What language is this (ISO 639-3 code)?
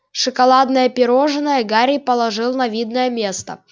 rus